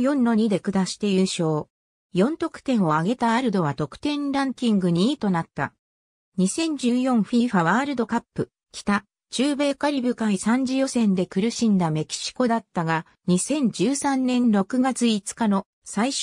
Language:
Japanese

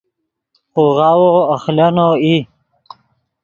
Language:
Yidgha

